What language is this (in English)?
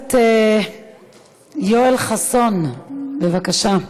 Hebrew